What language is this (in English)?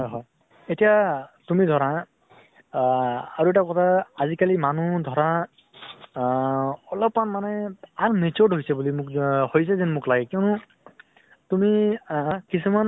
Assamese